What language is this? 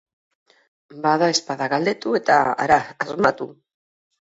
Basque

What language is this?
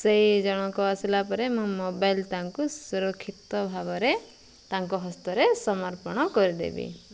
Odia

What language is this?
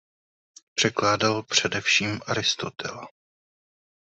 Czech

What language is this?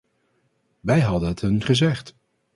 Dutch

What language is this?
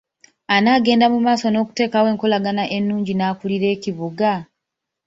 Ganda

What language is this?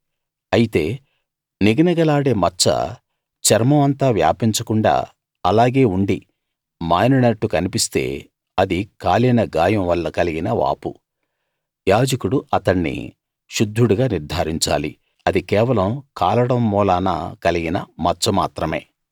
Telugu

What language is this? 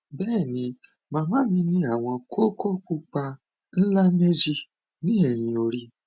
Yoruba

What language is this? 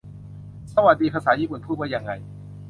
Thai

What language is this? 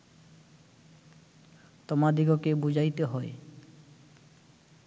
Bangla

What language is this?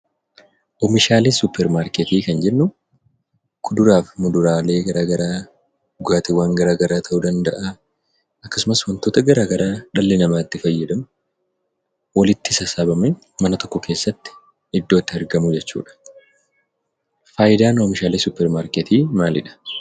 Oromo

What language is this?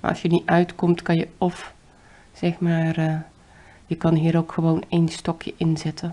Dutch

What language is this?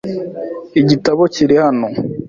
Kinyarwanda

